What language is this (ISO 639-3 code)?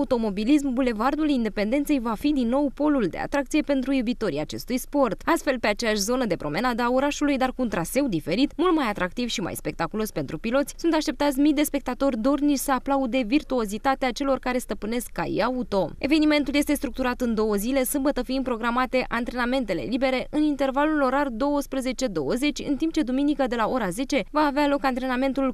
ron